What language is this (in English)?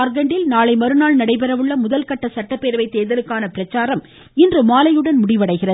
Tamil